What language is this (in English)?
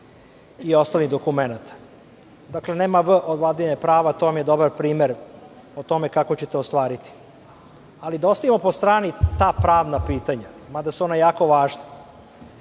Serbian